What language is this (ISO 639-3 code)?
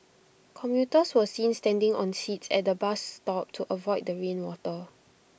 eng